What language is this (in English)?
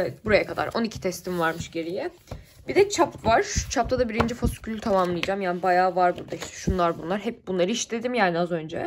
Turkish